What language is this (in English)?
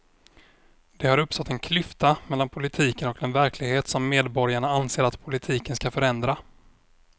Swedish